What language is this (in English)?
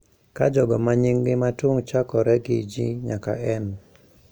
Luo (Kenya and Tanzania)